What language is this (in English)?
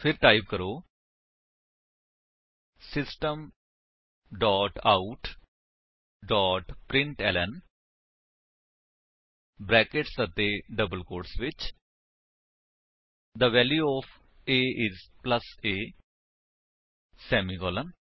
Punjabi